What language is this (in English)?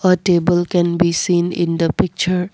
English